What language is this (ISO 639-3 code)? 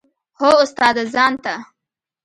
pus